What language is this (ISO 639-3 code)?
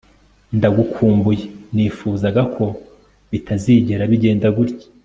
kin